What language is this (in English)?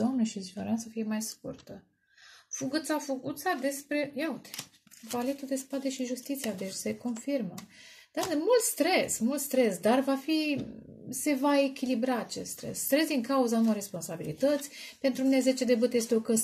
Romanian